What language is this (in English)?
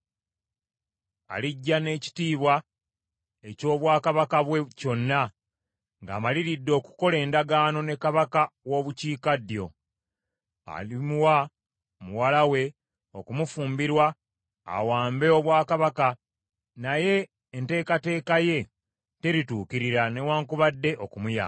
Ganda